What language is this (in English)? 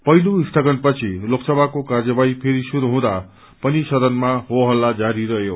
Nepali